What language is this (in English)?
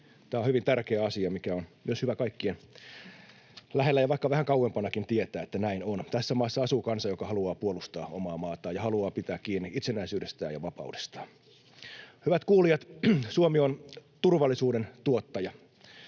Finnish